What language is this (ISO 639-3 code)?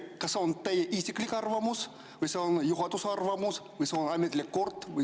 est